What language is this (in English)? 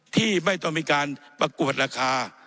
Thai